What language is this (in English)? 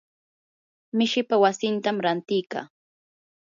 Yanahuanca Pasco Quechua